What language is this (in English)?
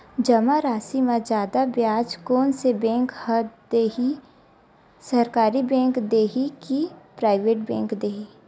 Chhattisgarhi